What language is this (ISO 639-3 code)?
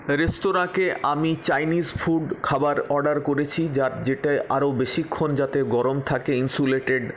ben